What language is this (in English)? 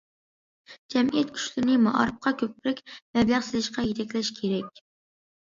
Uyghur